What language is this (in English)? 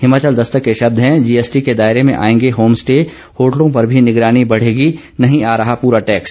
Hindi